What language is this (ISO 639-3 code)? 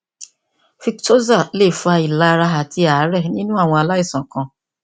yor